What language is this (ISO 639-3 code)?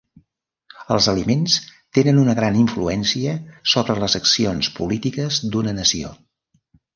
cat